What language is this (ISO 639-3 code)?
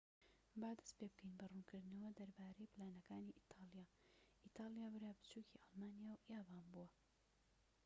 ckb